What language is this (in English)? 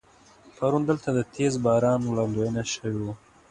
Pashto